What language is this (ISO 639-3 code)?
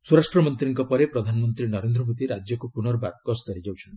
ori